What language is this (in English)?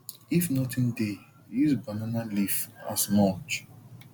Nigerian Pidgin